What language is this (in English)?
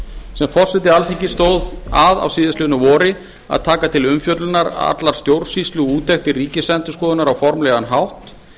Icelandic